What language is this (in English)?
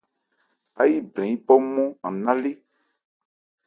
Ebrié